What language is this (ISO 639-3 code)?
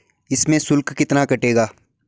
hin